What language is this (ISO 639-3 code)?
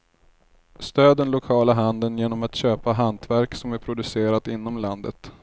swe